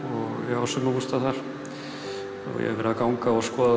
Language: Icelandic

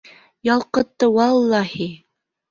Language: Bashkir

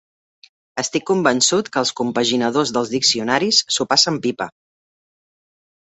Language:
Catalan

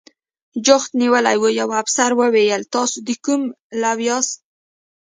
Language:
Pashto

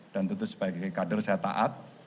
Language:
Indonesian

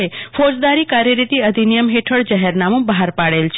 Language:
Gujarati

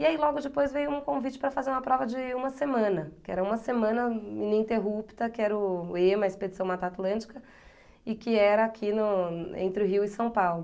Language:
Portuguese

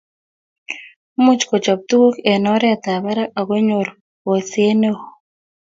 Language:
Kalenjin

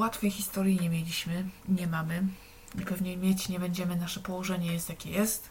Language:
Polish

